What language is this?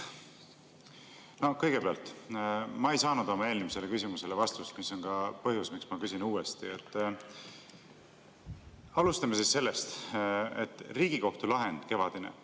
Estonian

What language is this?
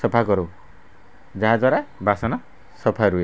Odia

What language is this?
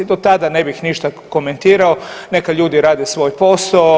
Croatian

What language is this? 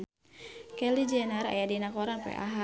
Sundanese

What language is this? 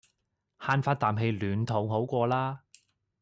Cantonese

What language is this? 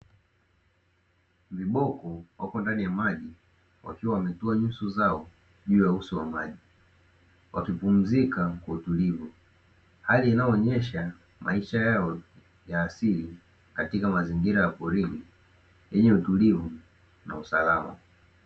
Swahili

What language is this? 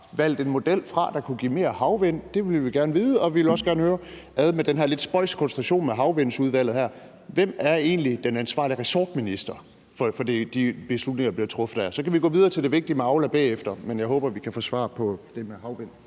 Danish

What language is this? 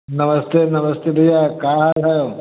Hindi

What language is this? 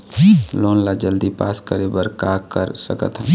Chhattisgarhi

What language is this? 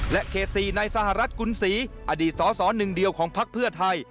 Thai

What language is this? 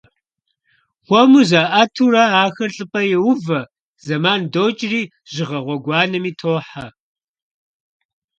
Kabardian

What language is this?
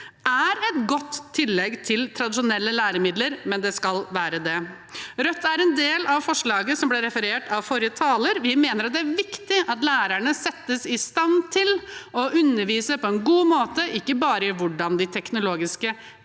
Norwegian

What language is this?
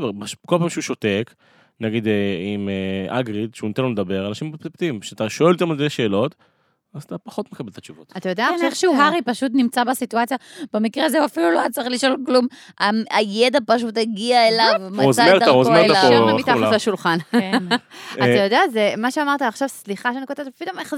Hebrew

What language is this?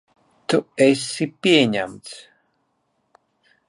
Latvian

